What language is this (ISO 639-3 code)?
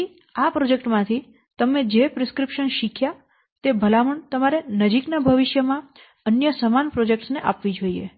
guj